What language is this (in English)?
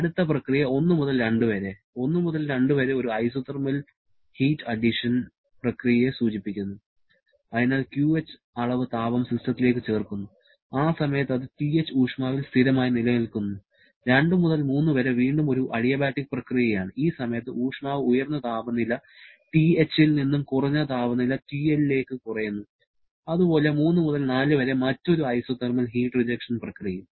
Malayalam